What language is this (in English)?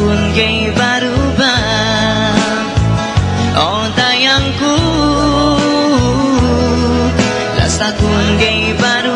Indonesian